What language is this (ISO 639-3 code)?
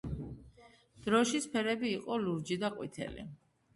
kat